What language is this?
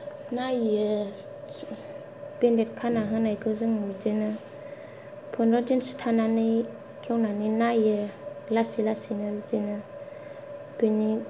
Bodo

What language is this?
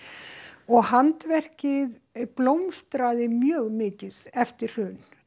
Icelandic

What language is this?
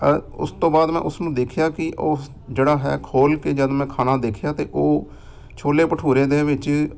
Punjabi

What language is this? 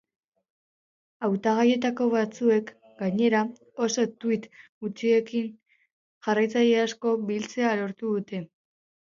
Basque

